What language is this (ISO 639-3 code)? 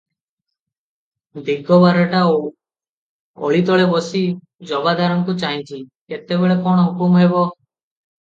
ori